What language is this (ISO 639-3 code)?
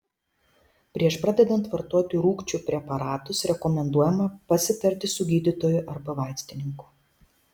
lit